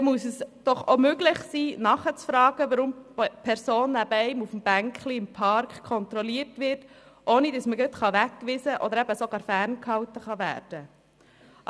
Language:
Swiss German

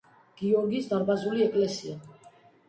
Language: Georgian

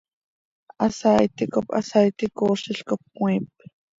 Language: Seri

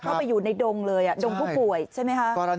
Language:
Thai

